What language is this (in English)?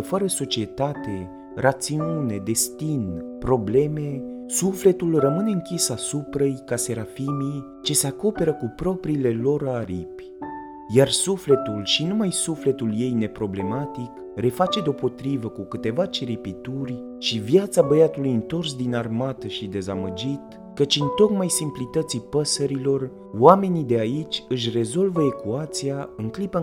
Romanian